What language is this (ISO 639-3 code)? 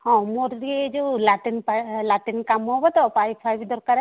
ori